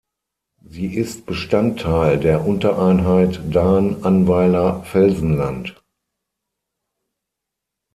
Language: German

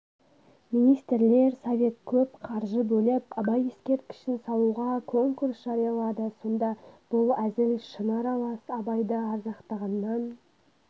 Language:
Kazakh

